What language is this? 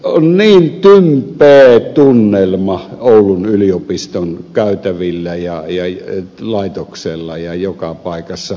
Finnish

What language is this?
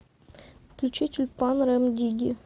Russian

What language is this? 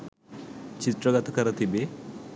Sinhala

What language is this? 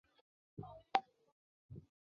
Chinese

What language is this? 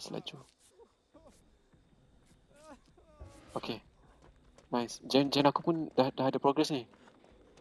Malay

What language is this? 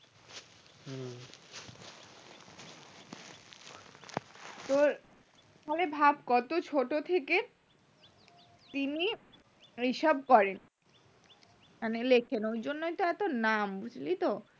Bangla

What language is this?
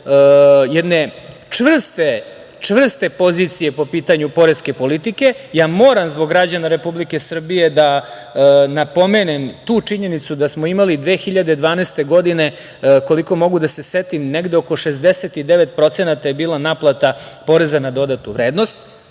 Serbian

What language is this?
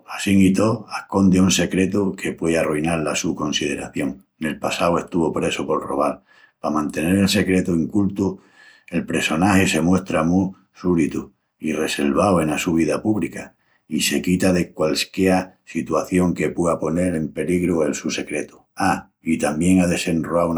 Extremaduran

